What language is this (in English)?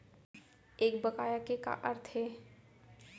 Chhattisgarhi